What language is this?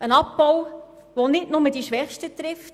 Swiss German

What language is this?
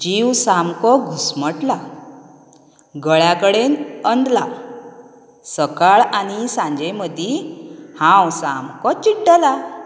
Konkani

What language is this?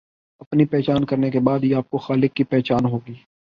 Urdu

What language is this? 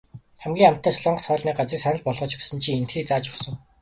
Mongolian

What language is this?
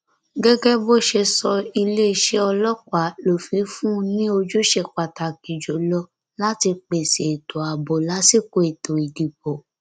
Yoruba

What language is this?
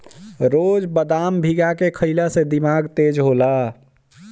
Bhojpuri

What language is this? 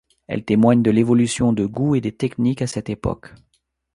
French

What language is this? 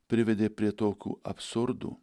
Lithuanian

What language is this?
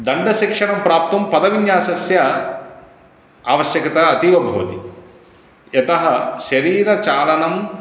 Sanskrit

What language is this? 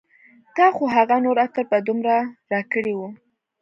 Pashto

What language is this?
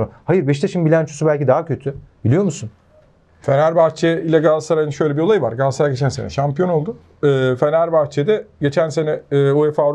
Turkish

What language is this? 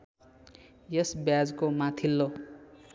Nepali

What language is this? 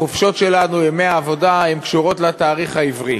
Hebrew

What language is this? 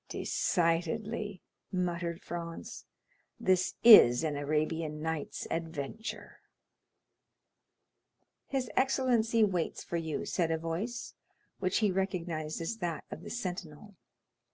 English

